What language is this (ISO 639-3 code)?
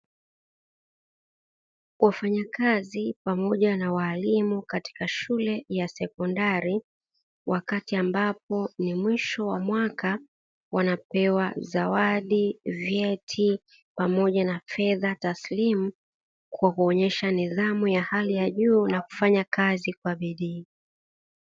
swa